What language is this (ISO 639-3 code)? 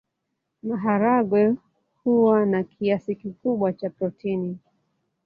swa